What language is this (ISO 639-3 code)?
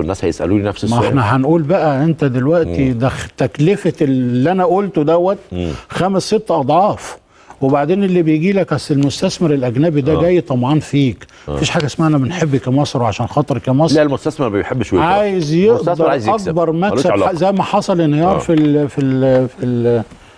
ara